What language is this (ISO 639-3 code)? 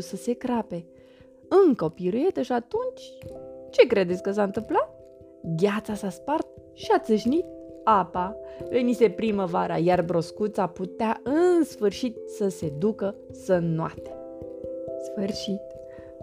ron